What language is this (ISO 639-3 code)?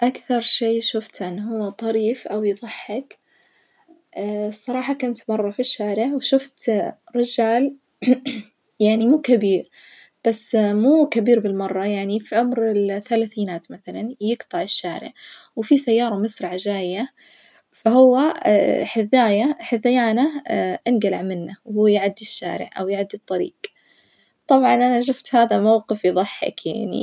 ars